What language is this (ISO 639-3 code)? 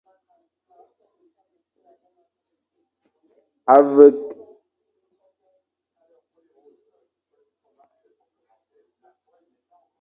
fan